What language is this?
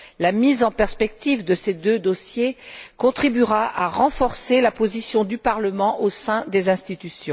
French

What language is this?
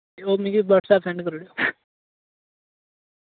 Dogri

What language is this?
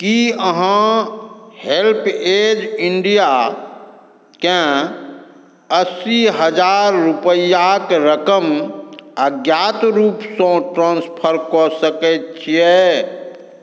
Maithili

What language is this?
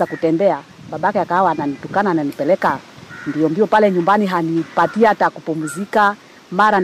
Swahili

